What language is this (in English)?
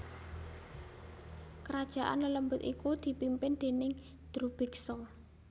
Javanese